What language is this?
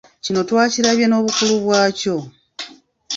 Ganda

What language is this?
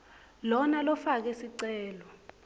Swati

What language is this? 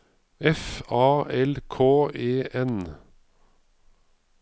Norwegian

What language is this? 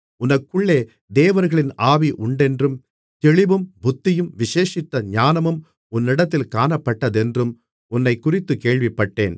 Tamil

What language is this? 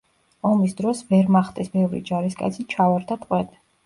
Georgian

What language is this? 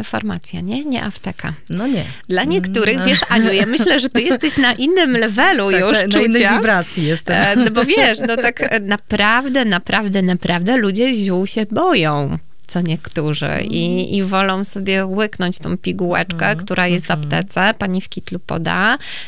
Polish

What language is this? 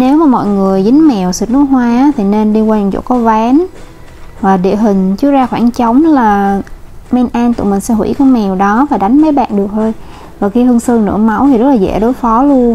Vietnamese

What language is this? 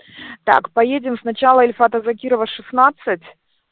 Russian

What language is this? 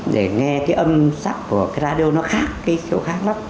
Vietnamese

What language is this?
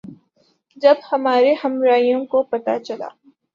Urdu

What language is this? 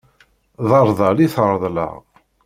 Kabyle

